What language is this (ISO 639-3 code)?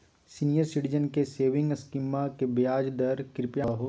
mag